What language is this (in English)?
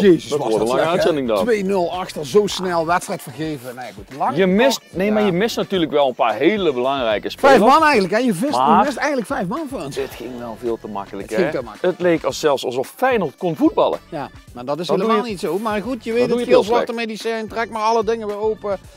Dutch